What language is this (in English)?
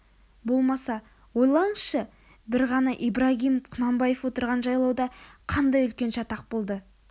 Kazakh